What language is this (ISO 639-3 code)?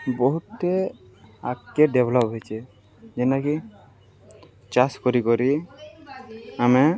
ori